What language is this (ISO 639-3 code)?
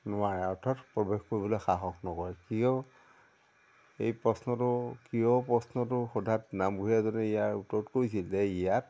asm